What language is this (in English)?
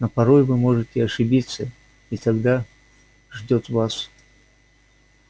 Russian